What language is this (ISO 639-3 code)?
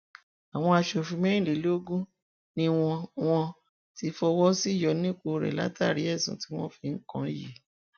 yor